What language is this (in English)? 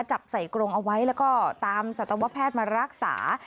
Thai